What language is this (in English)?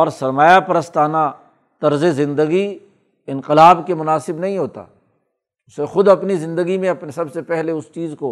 Urdu